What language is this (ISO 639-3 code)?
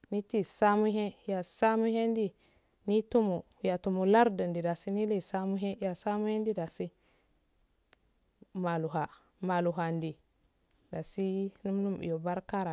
aal